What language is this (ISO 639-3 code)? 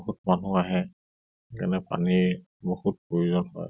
asm